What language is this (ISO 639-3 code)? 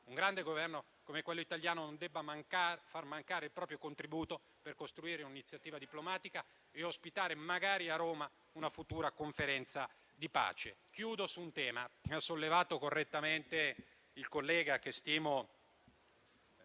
ita